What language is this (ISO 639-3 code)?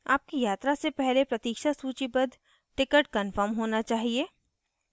hin